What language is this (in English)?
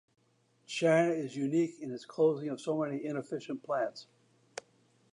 English